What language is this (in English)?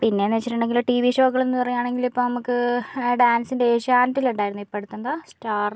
Malayalam